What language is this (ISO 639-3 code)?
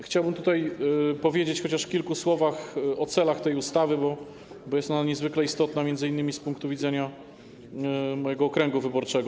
pol